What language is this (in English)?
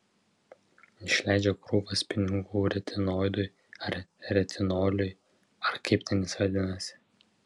Lithuanian